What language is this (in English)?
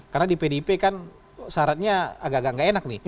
Indonesian